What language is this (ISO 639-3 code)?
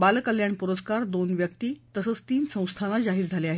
mar